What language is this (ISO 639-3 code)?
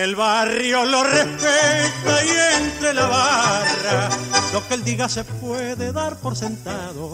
spa